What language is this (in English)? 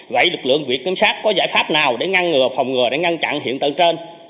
Vietnamese